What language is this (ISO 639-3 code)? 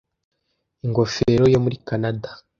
kin